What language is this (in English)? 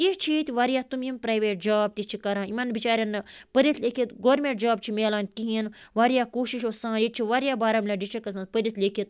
Kashmiri